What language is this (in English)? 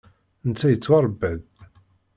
Kabyle